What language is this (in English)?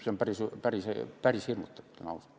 Estonian